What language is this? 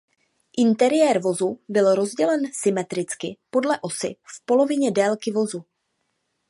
Czech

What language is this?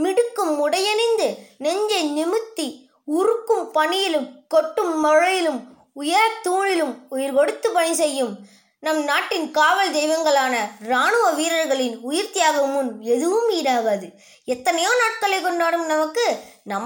Tamil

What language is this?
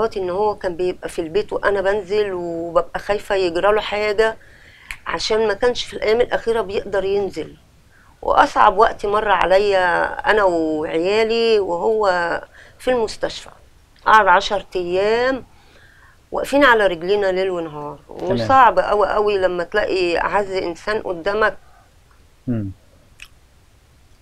Arabic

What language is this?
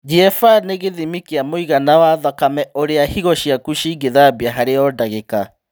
Kikuyu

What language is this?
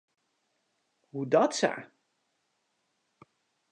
Western Frisian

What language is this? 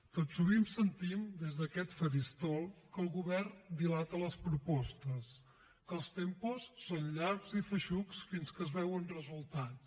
Catalan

